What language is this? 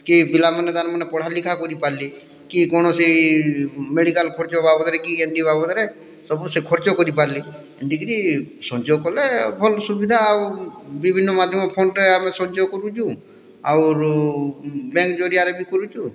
Odia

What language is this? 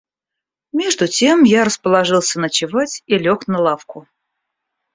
Russian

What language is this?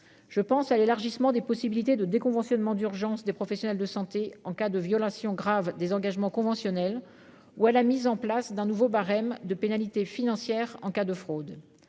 French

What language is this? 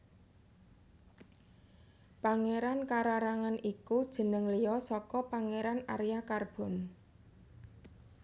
Javanese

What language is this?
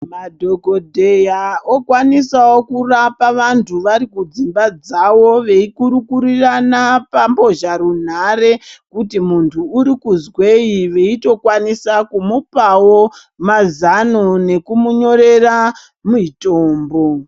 Ndau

